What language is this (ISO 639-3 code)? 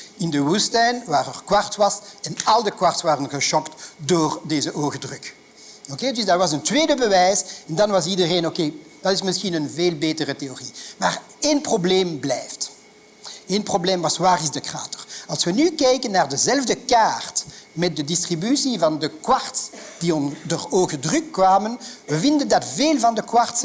nld